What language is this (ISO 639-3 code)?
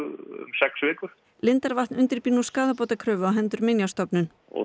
isl